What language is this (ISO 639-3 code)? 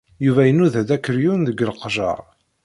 kab